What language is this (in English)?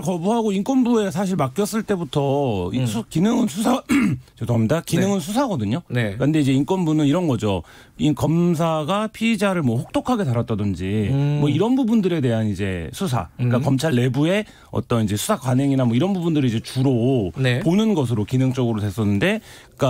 Korean